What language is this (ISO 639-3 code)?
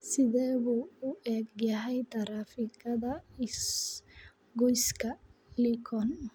som